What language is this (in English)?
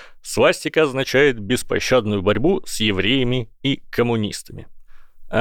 Russian